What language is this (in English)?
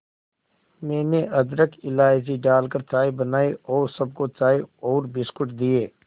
Hindi